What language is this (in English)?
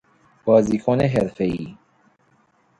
Persian